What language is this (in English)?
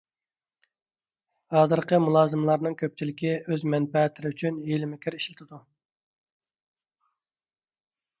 Uyghur